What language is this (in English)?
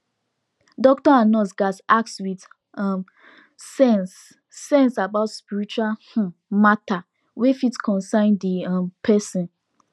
Nigerian Pidgin